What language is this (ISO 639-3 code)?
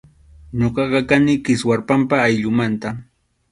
qxu